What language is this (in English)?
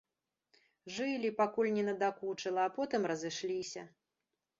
Belarusian